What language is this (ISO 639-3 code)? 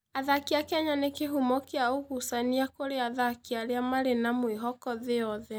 kik